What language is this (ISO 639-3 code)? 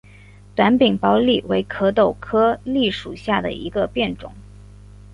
zho